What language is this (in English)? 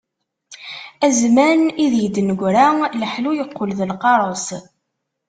Kabyle